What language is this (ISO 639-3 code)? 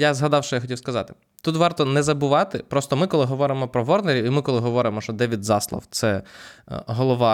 ukr